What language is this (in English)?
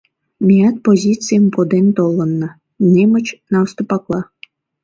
Mari